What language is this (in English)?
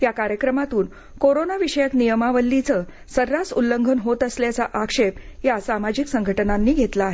Marathi